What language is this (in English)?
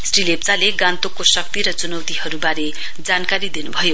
Nepali